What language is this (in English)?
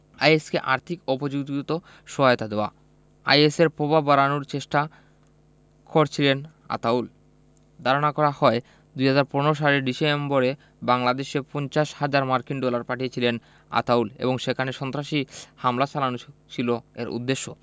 Bangla